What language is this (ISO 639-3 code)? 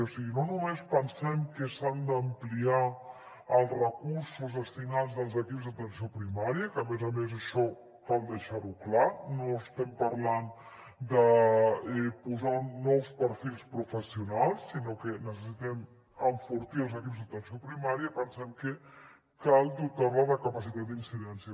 cat